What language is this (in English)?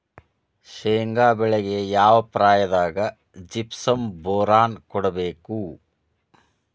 Kannada